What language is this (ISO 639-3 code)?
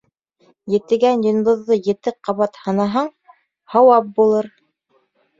bak